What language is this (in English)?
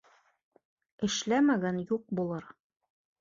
Bashkir